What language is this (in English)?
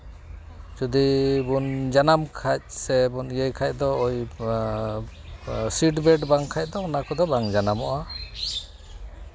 Santali